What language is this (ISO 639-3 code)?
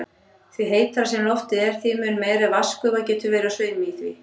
isl